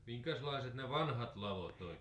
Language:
Finnish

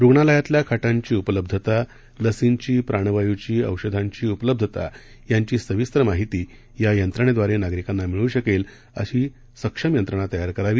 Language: Marathi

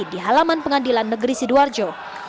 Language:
Indonesian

